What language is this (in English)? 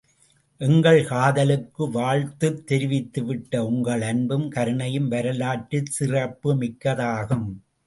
Tamil